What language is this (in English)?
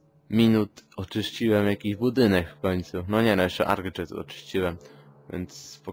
Polish